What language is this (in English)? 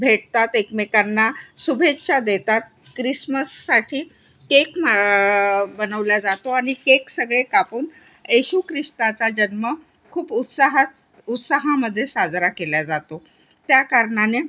Marathi